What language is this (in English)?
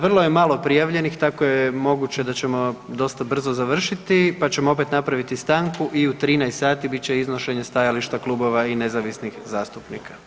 Croatian